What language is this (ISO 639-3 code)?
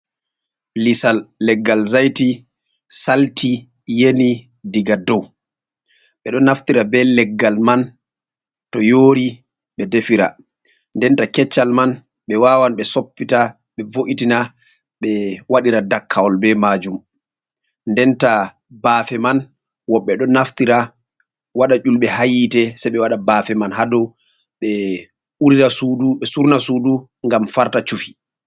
ful